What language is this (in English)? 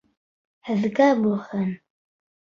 Bashkir